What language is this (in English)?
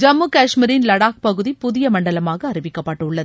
Tamil